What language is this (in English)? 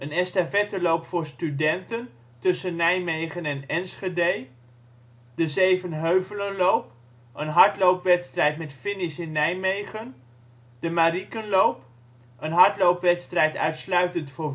Dutch